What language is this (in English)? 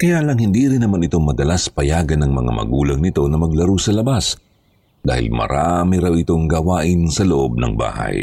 Filipino